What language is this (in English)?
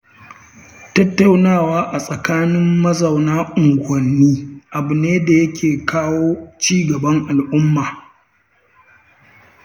Hausa